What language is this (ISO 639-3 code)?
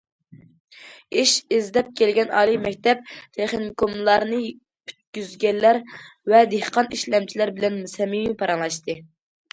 uig